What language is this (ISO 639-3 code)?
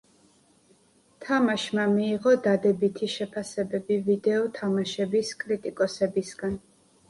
kat